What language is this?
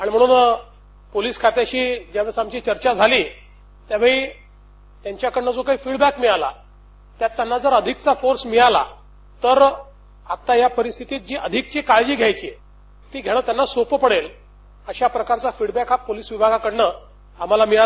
Marathi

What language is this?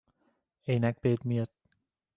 Persian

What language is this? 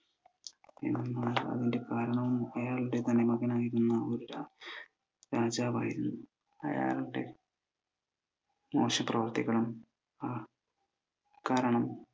Malayalam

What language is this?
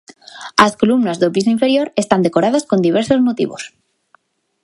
Galician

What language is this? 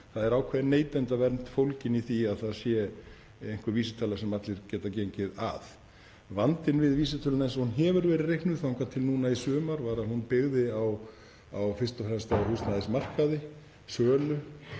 Icelandic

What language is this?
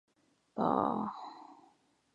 Chinese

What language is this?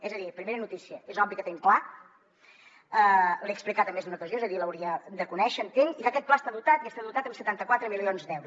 Catalan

